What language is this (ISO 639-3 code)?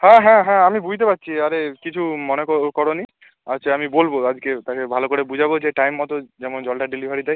ben